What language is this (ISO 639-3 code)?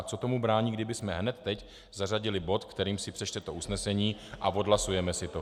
ces